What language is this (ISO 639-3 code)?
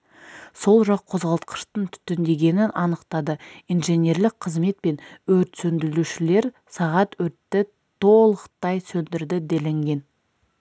kaz